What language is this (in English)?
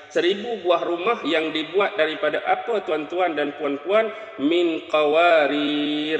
Malay